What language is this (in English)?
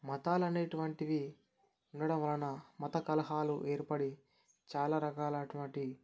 Telugu